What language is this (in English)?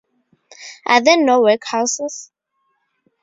English